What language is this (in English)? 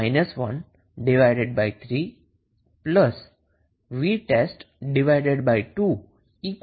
Gujarati